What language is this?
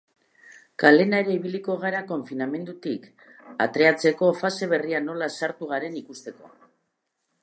Basque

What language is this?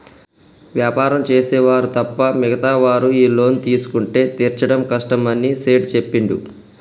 Telugu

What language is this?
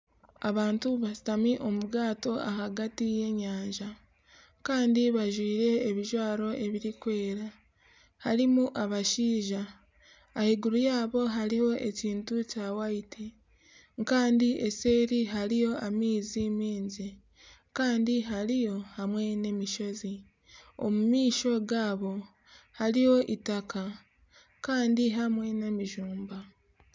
Nyankole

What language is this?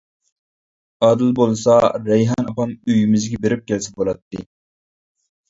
Uyghur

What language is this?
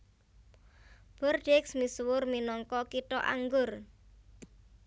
Javanese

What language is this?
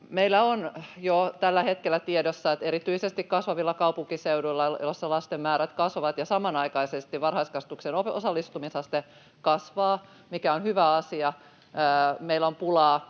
Finnish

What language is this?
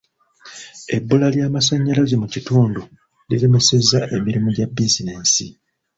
Ganda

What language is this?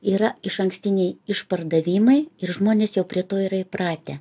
Lithuanian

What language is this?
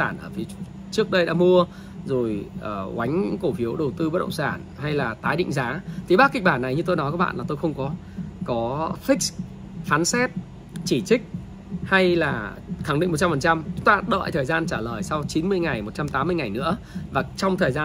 Vietnamese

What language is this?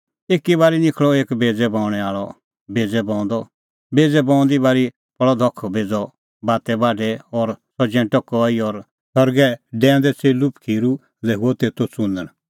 Kullu Pahari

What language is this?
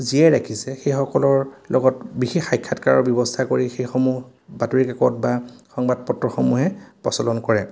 Assamese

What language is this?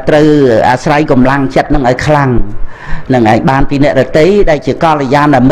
Vietnamese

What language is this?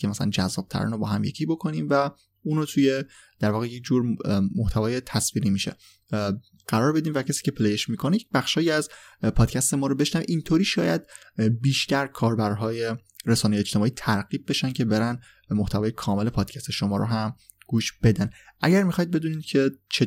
Persian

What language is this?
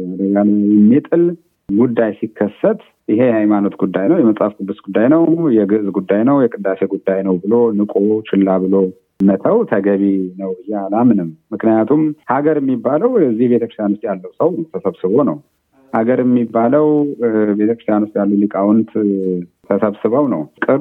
Amharic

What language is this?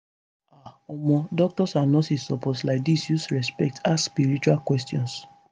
Nigerian Pidgin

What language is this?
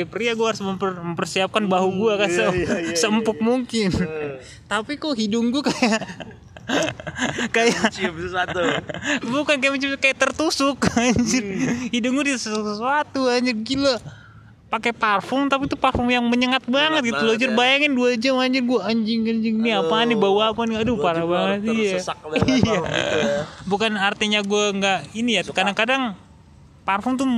Indonesian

